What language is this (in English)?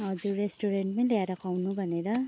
Nepali